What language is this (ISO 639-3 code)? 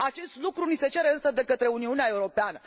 ron